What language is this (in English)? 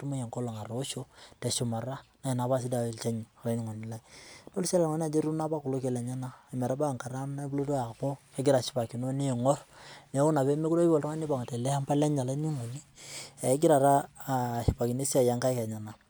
Masai